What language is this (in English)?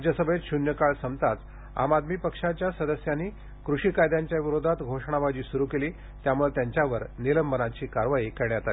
Marathi